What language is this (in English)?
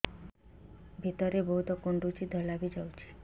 Odia